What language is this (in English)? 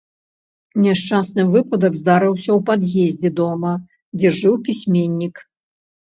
Belarusian